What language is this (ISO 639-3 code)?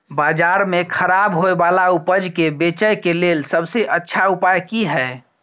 mai